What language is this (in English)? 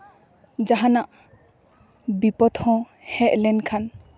Santali